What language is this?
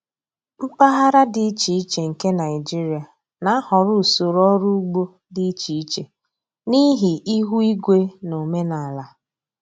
Igbo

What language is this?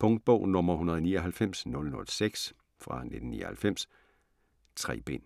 Danish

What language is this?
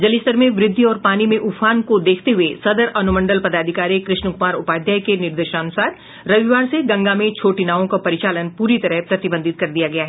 Hindi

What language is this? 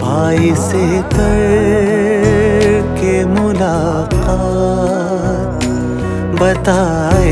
Urdu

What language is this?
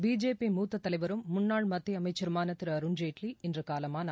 Tamil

